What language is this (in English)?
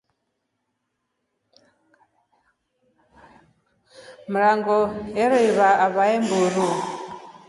Rombo